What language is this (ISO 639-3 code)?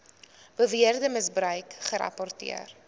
afr